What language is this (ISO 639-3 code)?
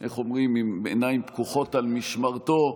heb